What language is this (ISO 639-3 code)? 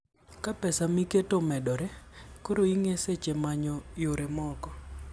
luo